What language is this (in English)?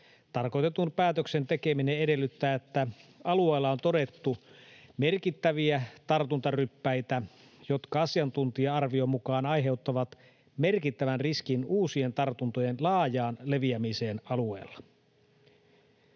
Finnish